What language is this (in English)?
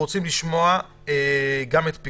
Hebrew